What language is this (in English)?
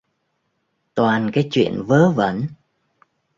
Vietnamese